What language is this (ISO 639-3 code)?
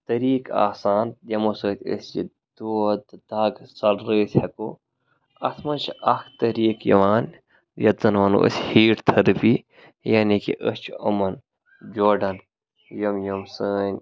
kas